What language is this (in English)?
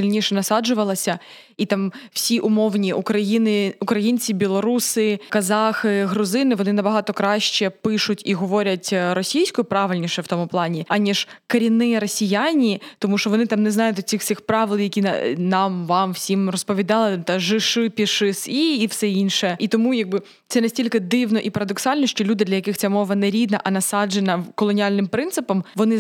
Ukrainian